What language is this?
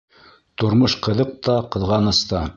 Bashkir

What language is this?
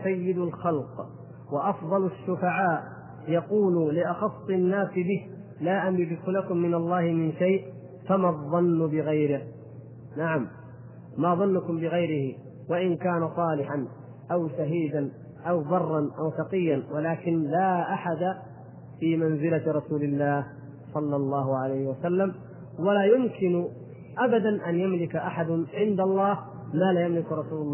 Arabic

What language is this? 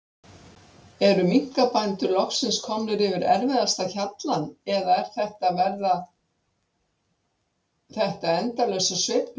Icelandic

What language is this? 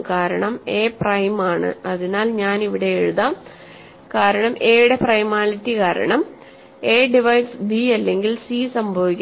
Malayalam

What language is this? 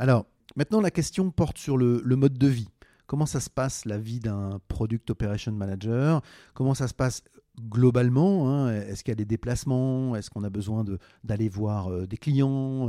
French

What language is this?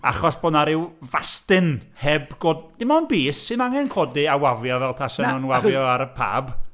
Welsh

